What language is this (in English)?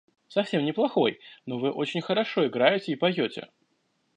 Russian